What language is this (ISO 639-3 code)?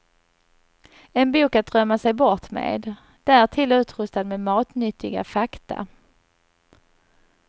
swe